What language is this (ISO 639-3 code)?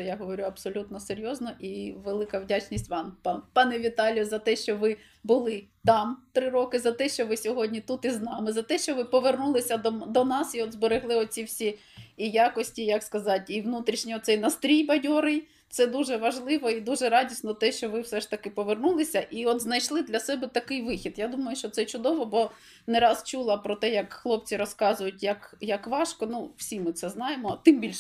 ukr